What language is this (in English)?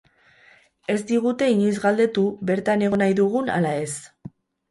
Basque